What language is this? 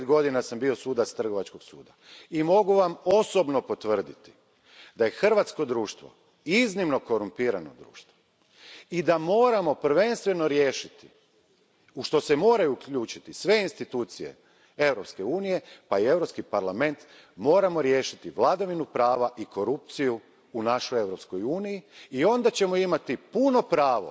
Croatian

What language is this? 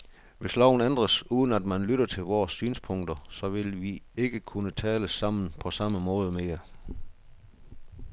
Danish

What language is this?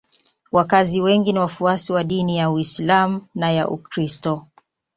Swahili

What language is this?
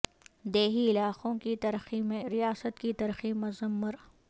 Urdu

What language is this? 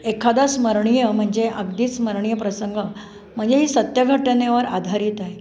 Marathi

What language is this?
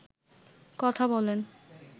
Bangla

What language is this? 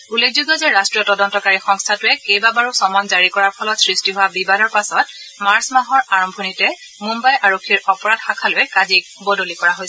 Assamese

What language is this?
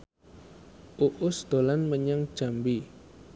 Javanese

